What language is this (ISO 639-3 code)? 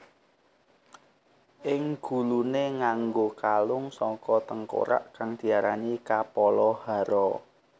jav